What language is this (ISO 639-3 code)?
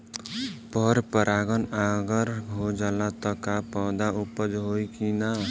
bho